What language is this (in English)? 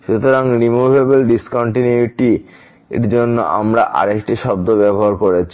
Bangla